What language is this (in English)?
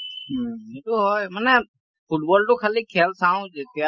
Assamese